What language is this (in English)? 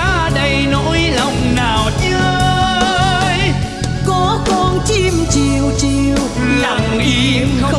Vietnamese